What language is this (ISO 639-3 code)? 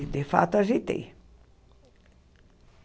por